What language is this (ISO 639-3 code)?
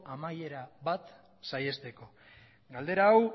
eus